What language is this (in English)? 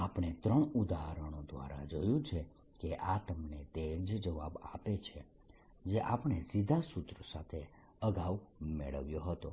Gujarati